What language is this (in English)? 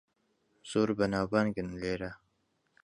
Central Kurdish